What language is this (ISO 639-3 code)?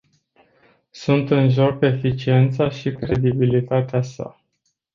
ron